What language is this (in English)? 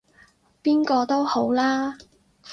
Cantonese